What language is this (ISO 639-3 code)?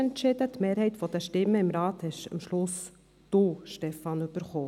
gsw